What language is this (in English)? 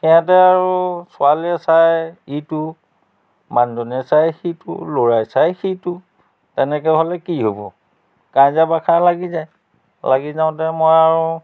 Assamese